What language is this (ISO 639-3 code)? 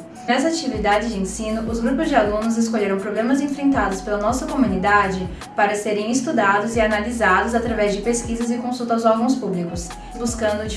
por